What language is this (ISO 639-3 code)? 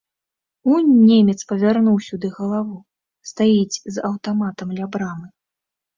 bel